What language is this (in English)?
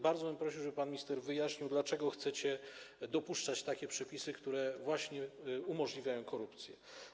Polish